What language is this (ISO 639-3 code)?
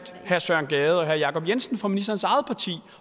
dan